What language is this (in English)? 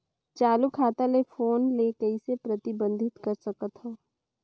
Chhattisgarhi